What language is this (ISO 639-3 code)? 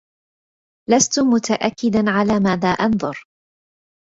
ara